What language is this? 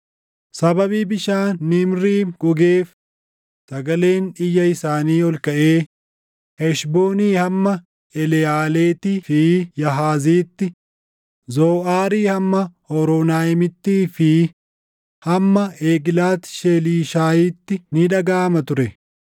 Oromo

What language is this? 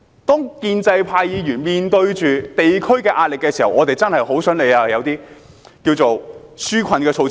Cantonese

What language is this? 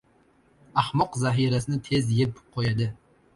Uzbek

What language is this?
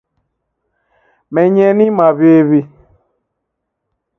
Taita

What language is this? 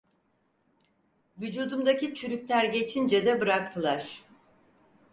Turkish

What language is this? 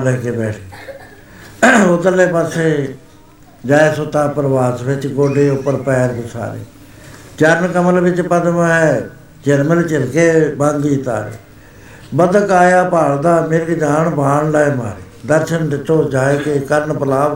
Punjabi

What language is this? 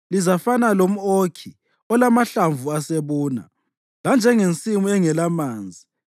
North Ndebele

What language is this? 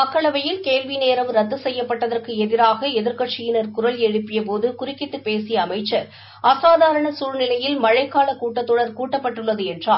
Tamil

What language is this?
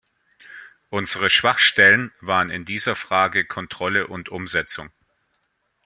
German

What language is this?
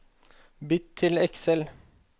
Norwegian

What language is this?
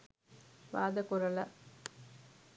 Sinhala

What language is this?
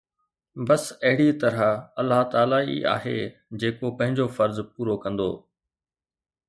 Sindhi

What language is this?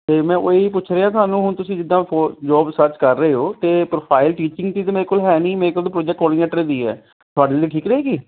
Punjabi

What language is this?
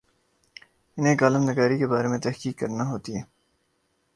Urdu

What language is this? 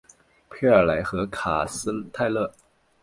Chinese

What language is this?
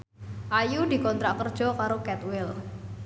Javanese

